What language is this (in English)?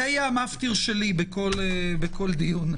Hebrew